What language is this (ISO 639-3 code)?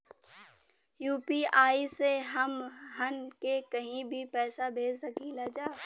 bho